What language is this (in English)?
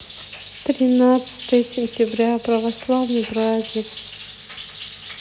Russian